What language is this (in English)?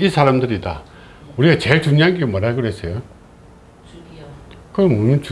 Korean